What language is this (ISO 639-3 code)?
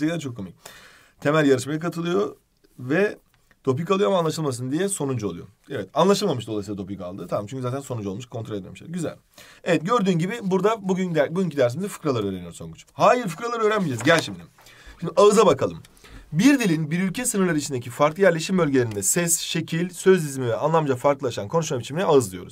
tur